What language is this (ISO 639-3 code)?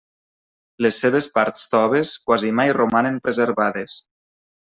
cat